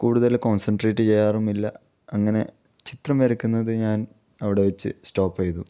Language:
Malayalam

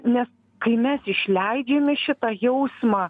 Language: Lithuanian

